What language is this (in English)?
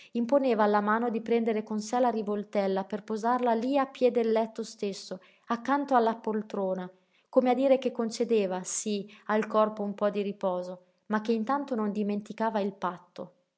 Italian